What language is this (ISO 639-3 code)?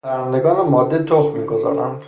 fas